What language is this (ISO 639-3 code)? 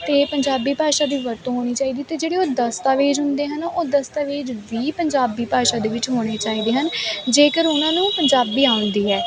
pan